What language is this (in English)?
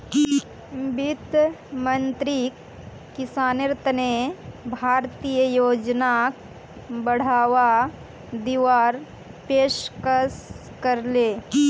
Magahi